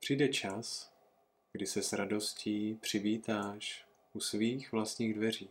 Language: Czech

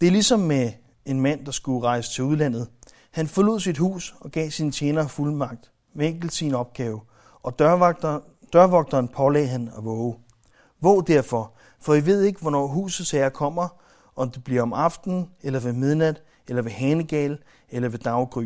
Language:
Danish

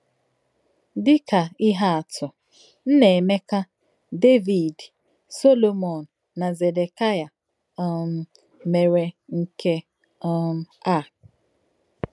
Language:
Igbo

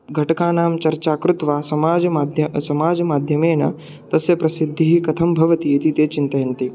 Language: Sanskrit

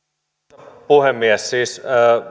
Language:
Finnish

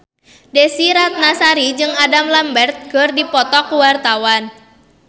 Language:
Sundanese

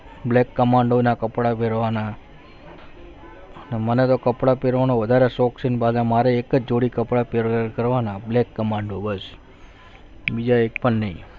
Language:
Gujarati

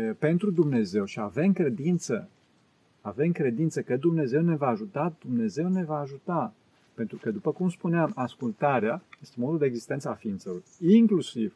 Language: Romanian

